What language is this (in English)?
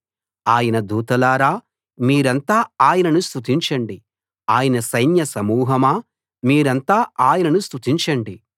Telugu